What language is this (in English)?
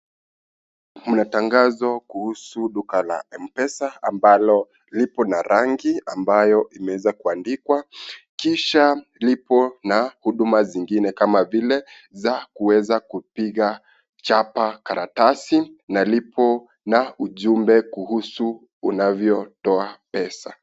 Swahili